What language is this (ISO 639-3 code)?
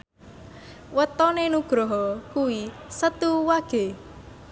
jav